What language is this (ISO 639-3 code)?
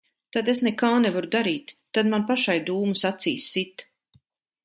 lav